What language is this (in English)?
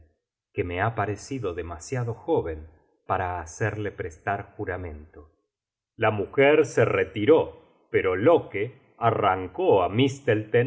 Spanish